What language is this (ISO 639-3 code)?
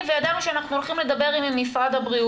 heb